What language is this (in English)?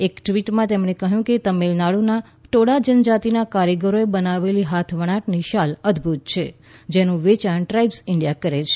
Gujarati